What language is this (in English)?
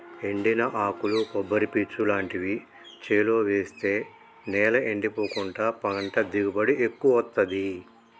Telugu